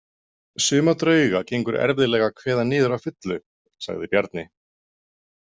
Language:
Icelandic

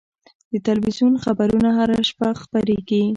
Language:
Pashto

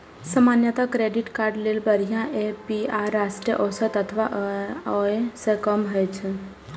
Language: Maithili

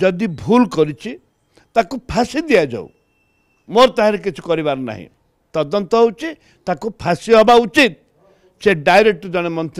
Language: Italian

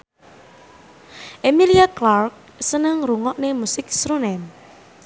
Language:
Javanese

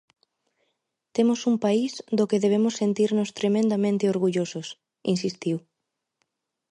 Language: Galician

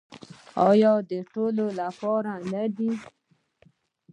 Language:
Pashto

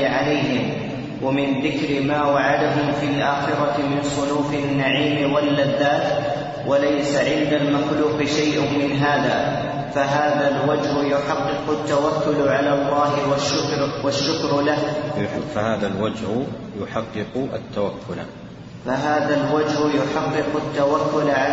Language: Arabic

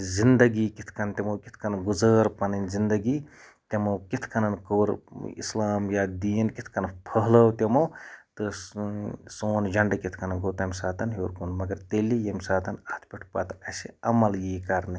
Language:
Kashmiri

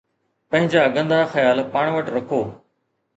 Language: Sindhi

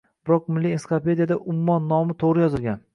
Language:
Uzbek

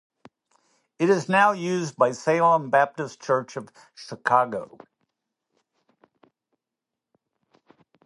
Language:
English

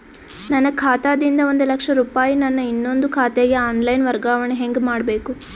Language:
Kannada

